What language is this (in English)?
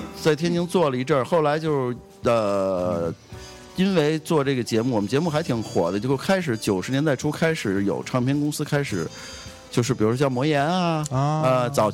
Chinese